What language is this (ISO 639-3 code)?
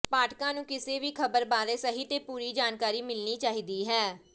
pan